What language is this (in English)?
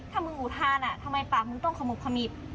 Thai